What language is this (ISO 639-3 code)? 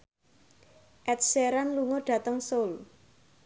jav